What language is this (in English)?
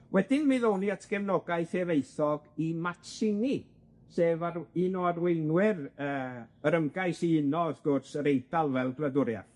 Welsh